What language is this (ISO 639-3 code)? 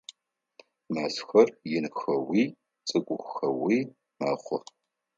ady